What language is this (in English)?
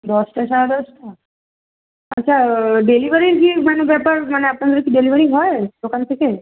Bangla